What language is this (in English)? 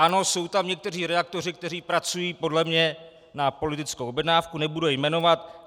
Czech